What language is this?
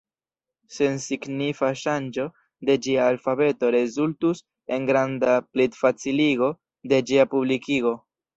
Esperanto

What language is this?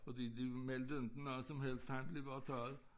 Danish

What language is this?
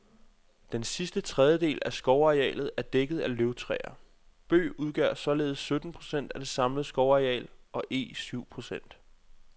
Danish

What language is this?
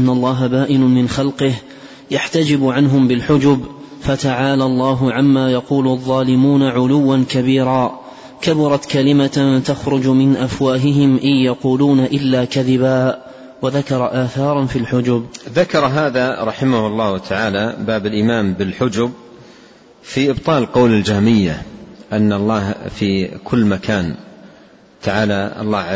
Arabic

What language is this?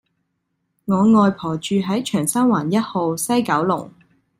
Cantonese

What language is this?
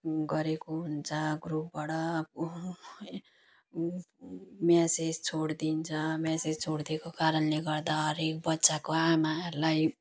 Nepali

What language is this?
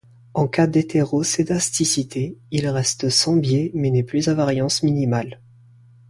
French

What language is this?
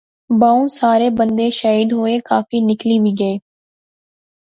Pahari-Potwari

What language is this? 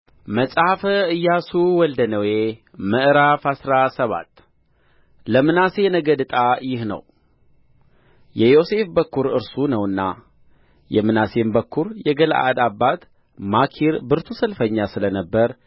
Amharic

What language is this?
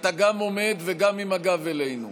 Hebrew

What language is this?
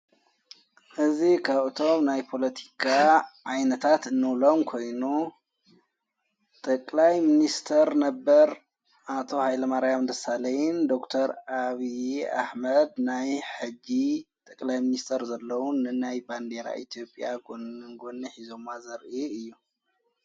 Tigrinya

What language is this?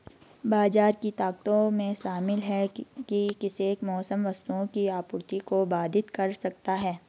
Hindi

